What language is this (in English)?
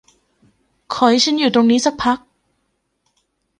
Thai